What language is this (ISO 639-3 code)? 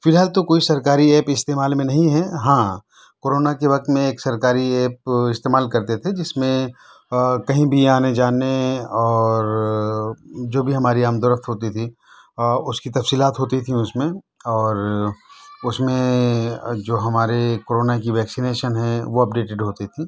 urd